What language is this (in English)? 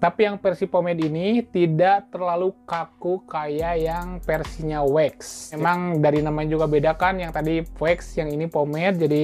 Indonesian